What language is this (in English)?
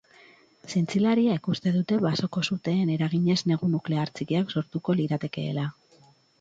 Basque